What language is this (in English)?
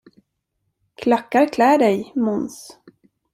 Swedish